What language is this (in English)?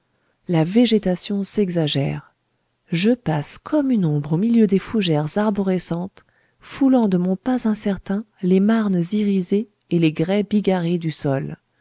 French